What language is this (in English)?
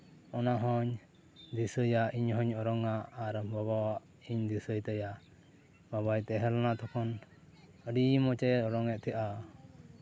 Santali